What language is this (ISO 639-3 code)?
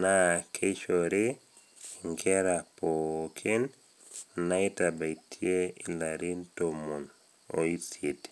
mas